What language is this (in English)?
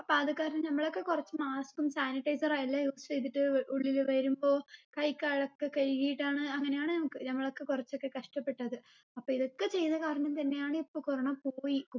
Malayalam